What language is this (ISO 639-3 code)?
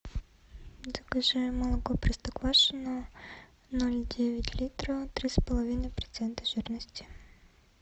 rus